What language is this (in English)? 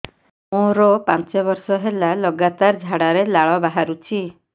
Odia